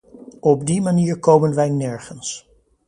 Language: Dutch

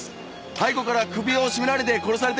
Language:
Japanese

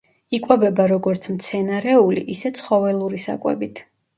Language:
Georgian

